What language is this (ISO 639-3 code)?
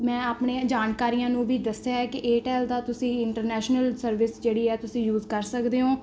pan